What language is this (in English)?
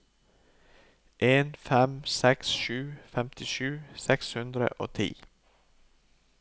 Norwegian